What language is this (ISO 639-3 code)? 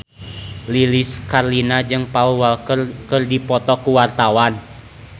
sun